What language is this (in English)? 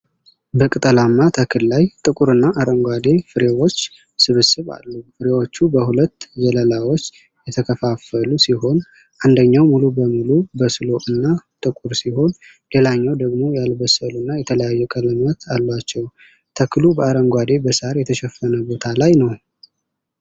Amharic